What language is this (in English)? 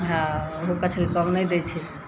Maithili